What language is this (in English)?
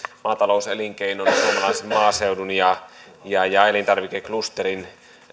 Finnish